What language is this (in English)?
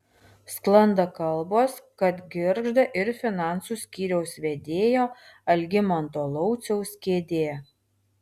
Lithuanian